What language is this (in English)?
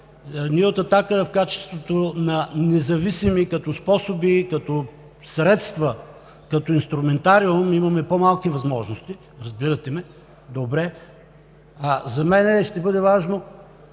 Bulgarian